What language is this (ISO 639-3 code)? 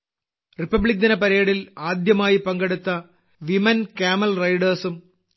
mal